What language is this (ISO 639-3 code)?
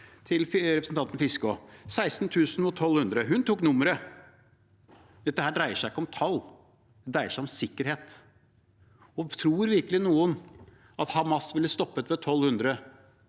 nor